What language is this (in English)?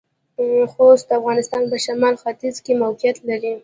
Pashto